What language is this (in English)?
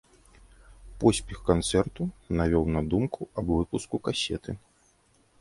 Belarusian